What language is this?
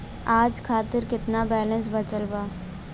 Bhojpuri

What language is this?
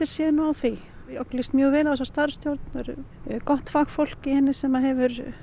Icelandic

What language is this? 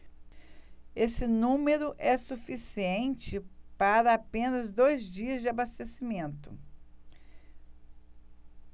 Portuguese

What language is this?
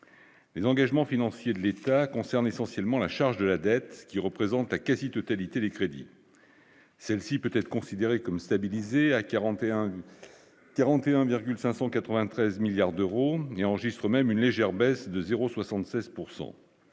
French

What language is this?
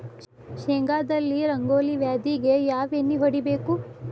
Kannada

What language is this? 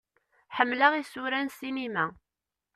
Kabyle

